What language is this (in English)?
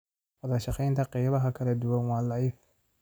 Somali